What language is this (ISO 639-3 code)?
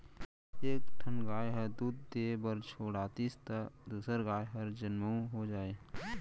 hne